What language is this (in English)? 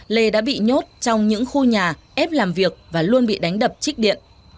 Vietnamese